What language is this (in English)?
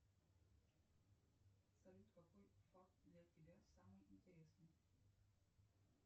Russian